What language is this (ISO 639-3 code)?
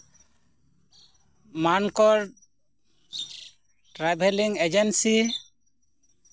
sat